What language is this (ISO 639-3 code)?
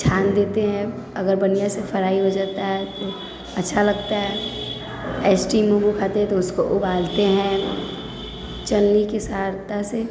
mai